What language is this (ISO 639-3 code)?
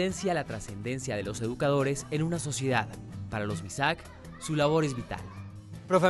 spa